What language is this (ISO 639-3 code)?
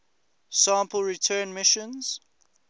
eng